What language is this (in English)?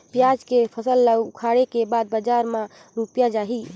Chhattisgarhi